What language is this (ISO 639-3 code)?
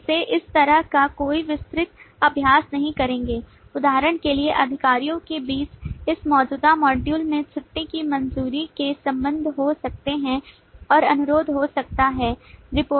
hin